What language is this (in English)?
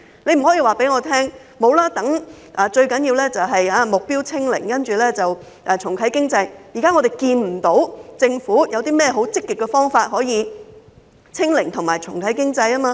Cantonese